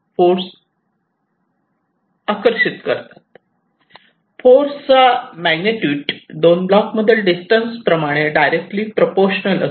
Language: Marathi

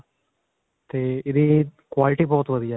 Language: Punjabi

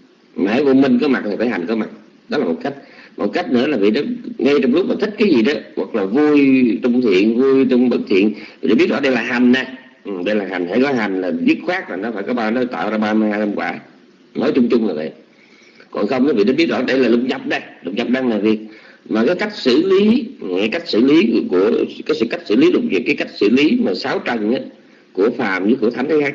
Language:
Vietnamese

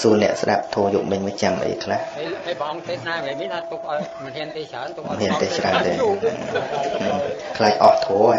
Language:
Vietnamese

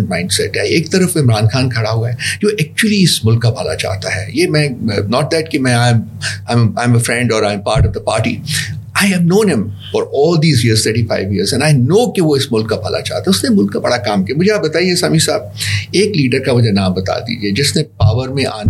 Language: Urdu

